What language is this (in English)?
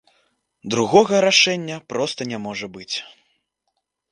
Belarusian